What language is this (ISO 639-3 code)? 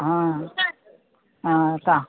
mai